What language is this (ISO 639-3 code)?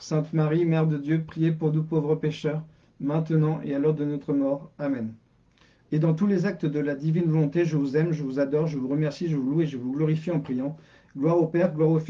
fra